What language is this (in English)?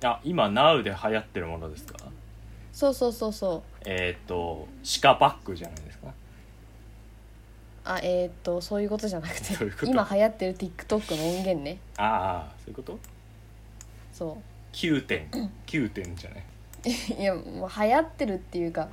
Japanese